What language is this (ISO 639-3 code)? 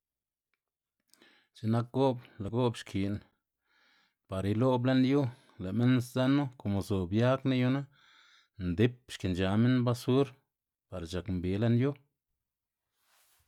ztg